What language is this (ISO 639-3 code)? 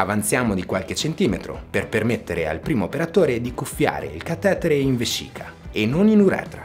ita